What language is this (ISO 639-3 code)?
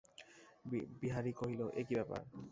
ben